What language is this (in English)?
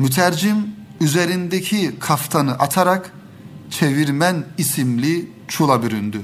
Turkish